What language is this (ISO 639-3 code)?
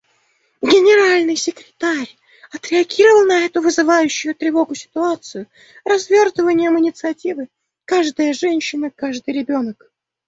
rus